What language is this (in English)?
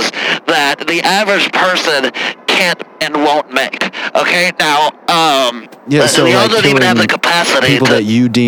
English